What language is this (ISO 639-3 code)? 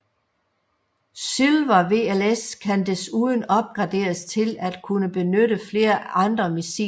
dan